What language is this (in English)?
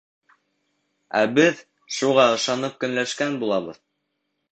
Bashkir